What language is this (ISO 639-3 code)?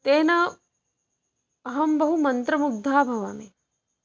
san